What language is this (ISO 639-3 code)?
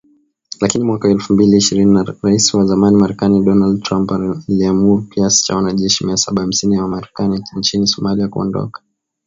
swa